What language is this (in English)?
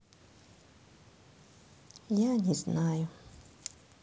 Russian